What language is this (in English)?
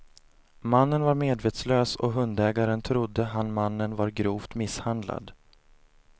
Swedish